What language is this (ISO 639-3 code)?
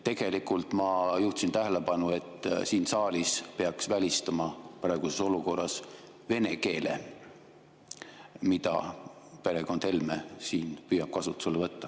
est